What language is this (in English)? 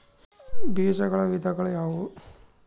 Kannada